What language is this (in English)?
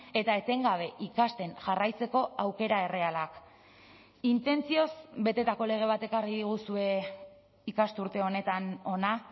Basque